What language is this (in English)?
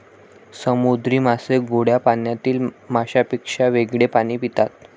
Marathi